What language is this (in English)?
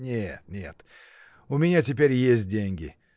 Russian